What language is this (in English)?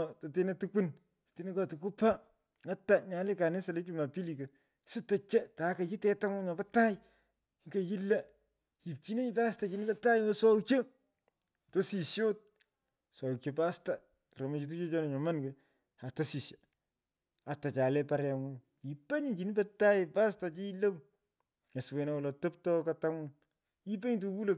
Pökoot